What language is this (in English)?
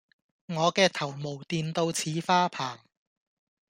Cantonese